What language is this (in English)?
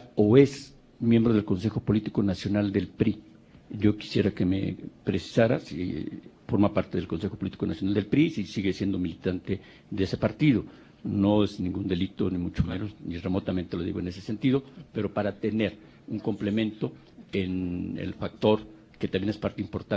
Spanish